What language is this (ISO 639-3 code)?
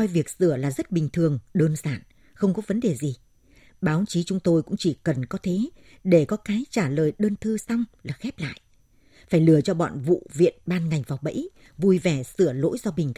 vie